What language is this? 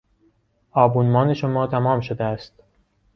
Persian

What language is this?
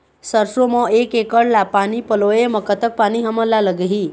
Chhattisgarhi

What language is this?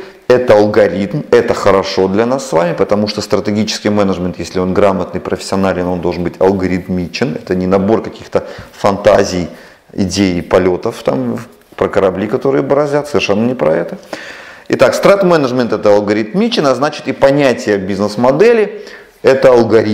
Russian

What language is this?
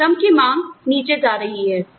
Hindi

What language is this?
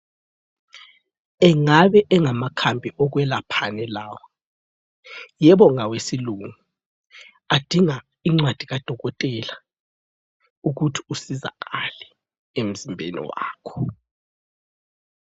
North Ndebele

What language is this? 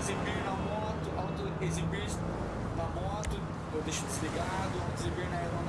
Portuguese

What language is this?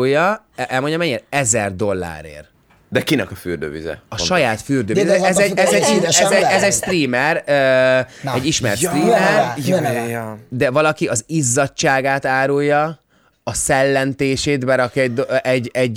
Hungarian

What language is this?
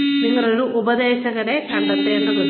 Malayalam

